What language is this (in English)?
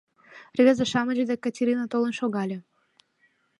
Mari